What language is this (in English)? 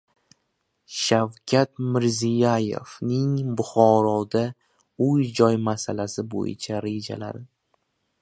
Uzbek